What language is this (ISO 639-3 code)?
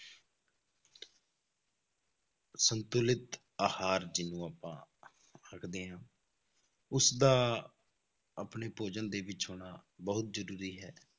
pan